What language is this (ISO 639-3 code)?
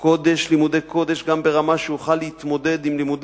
heb